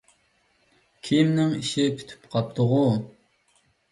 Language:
Uyghur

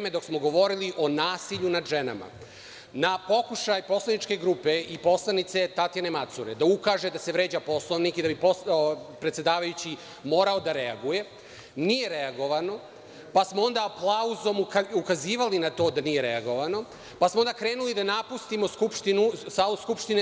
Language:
Serbian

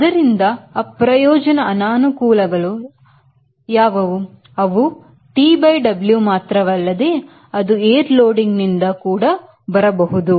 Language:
Kannada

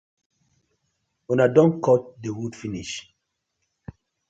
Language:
Nigerian Pidgin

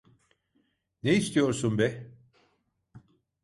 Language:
Turkish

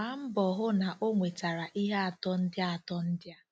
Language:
Igbo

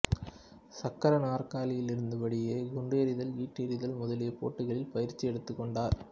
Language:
Tamil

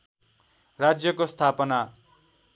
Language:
Nepali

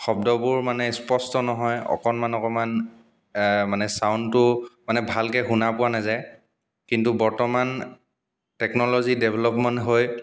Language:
Assamese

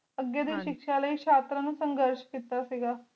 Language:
Punjabi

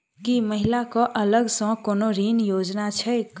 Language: Maithili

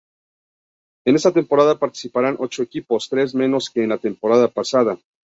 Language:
Spanish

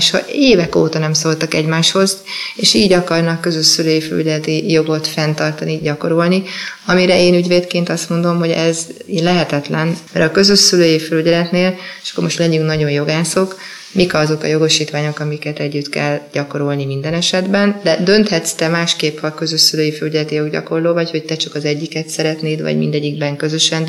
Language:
Hungarian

